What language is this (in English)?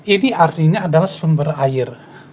Indonesian